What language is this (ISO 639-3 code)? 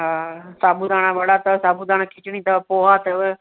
snd